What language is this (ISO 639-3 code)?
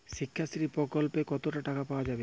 ben